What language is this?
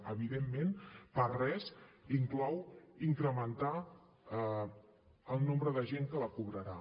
Catalan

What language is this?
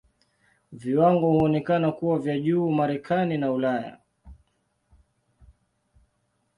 Swahili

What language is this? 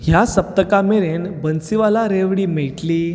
Konkani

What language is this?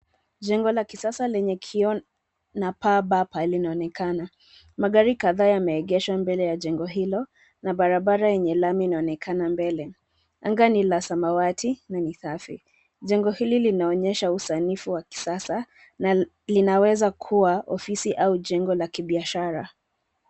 Swahili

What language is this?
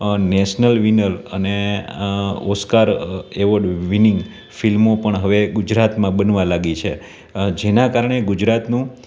Gujarati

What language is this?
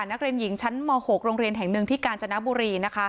Thai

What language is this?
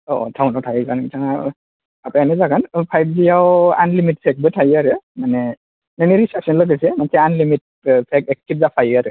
Bodo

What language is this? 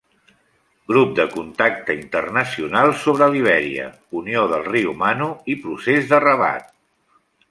Catalan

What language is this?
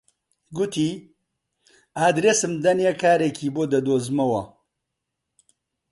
Central Kurdish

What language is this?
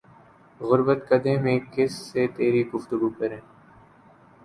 Urdu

